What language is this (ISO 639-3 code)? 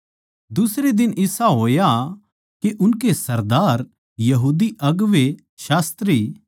bgc